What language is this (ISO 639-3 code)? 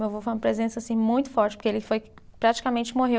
por